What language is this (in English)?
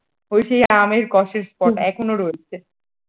Bangla